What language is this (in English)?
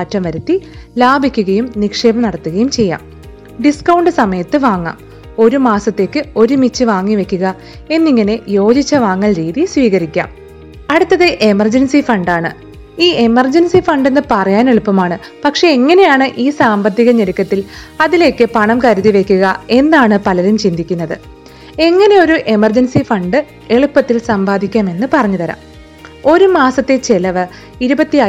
Malayalam